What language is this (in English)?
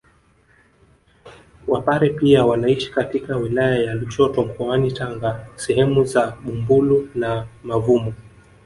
Swahili